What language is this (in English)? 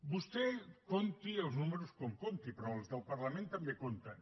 Catalan